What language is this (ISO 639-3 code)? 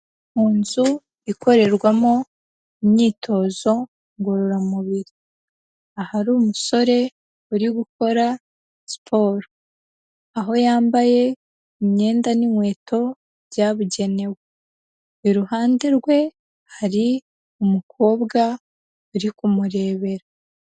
kin